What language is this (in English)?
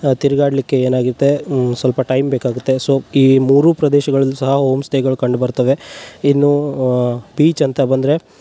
Kannada